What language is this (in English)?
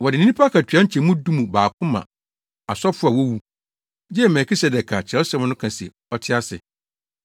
Akan